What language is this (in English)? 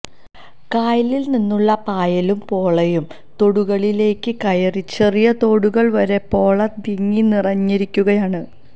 Malayalam